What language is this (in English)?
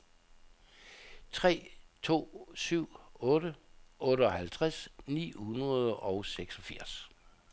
Danish